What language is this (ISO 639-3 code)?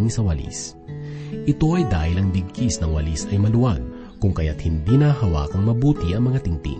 fil